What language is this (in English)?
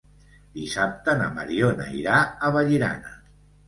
Catalan